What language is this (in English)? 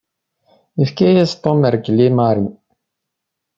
Kabyle